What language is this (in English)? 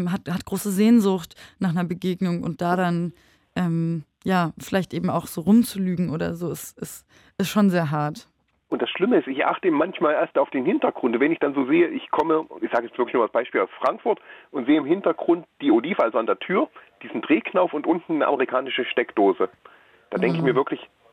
German